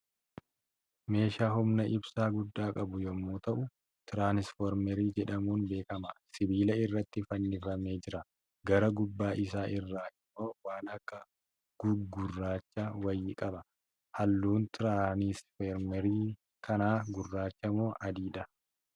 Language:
Oromo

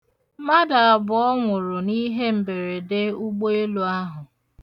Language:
Igbo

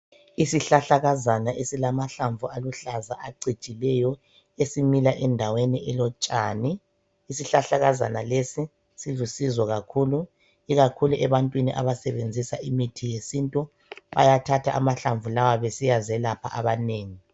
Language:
North Ndebele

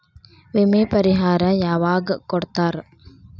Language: Kannada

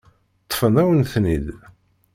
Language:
Kabyle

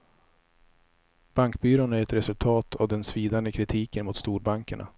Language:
Swedish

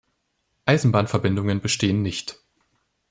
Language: German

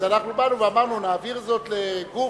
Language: Hebrew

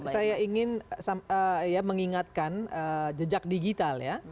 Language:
Indonesian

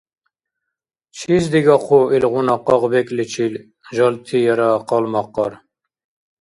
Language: Dargwa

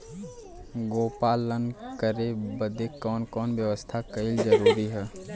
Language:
Bhojpuri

